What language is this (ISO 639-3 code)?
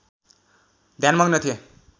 nep